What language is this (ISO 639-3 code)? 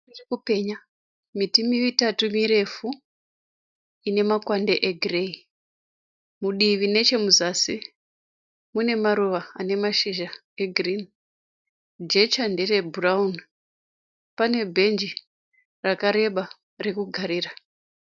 sna